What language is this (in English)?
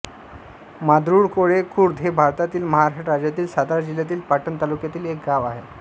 Marathi